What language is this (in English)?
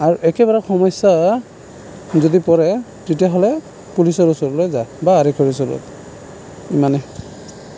Assamese